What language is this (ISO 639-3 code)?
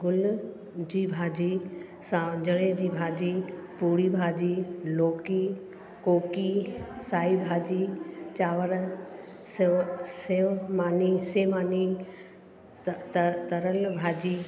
snd